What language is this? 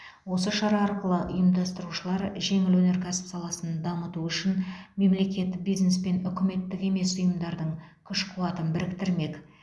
Kazakh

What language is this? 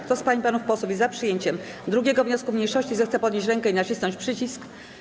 Polish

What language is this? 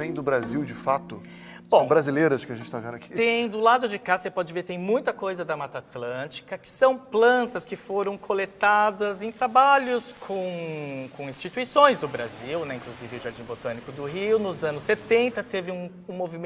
Portuguese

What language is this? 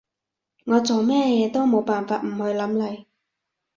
Cantonese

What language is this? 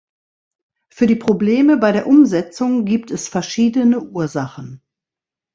German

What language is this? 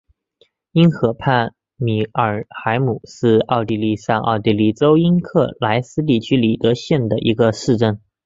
Chinese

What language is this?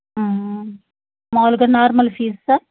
Telugu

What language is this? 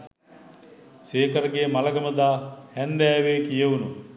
Sinhala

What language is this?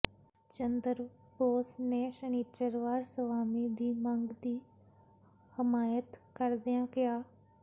Punjabi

